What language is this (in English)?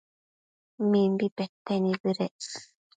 Matsés